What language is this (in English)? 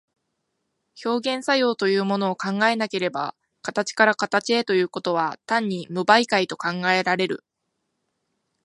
Japanese